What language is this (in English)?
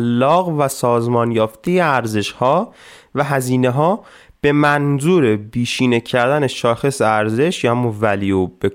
Persian